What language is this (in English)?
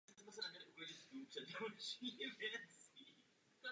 Czech